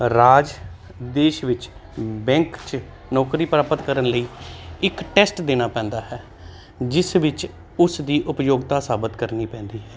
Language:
Punjabi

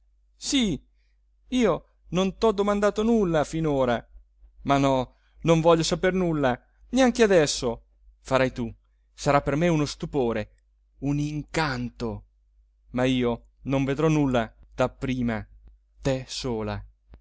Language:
Italian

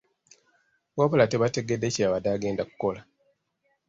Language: Ganda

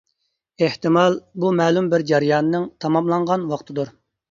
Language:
Uyghur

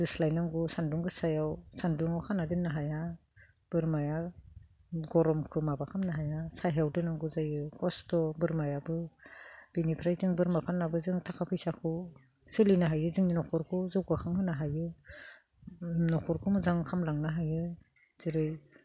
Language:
Bodo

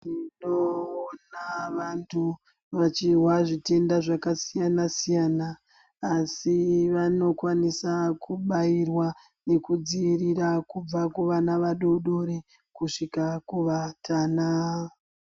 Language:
Ndau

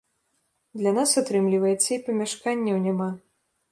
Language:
Belarusian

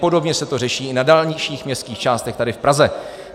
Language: Czech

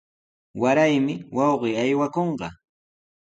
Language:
Sihuas Ancash Quechua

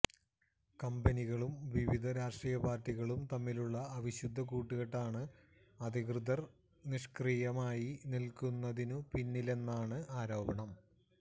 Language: Malayalam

